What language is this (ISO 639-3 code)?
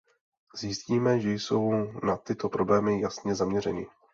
ces